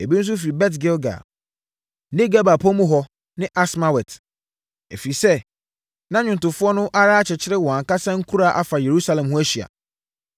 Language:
Akan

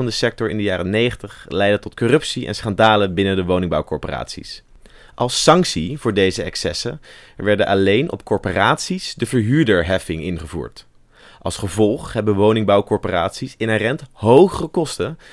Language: Dutch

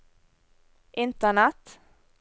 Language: Norwegian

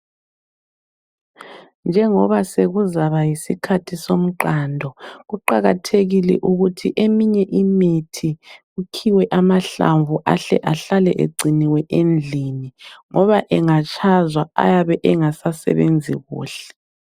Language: North Ndebele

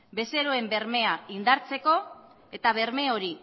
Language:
Basque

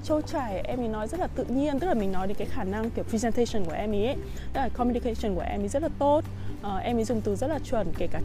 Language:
Vietnamese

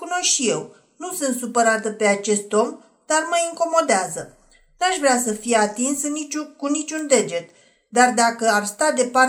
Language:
Romanian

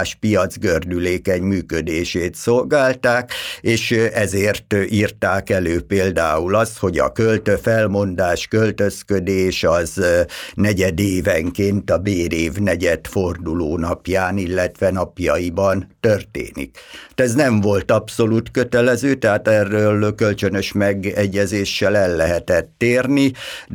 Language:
Hungarian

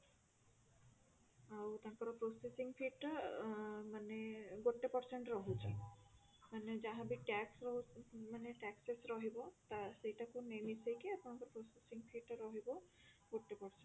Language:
Odia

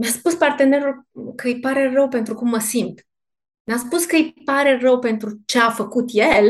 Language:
Romanian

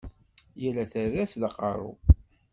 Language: Kabyle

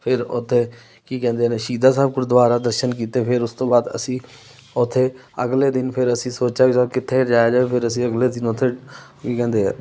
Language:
Punjabi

